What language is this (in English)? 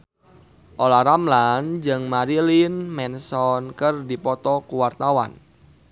Sundanese